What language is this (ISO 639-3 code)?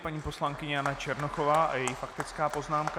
ces